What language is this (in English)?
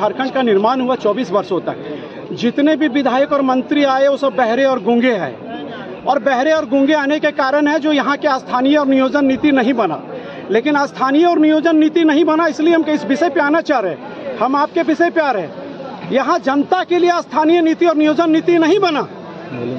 Hindi